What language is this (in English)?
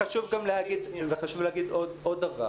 Hebrew